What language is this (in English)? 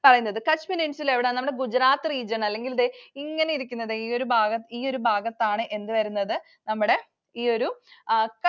Malayalam